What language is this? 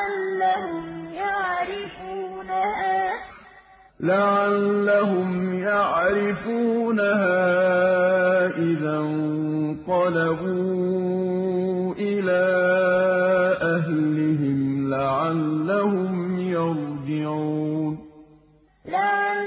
Arabic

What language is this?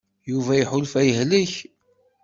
Kabyle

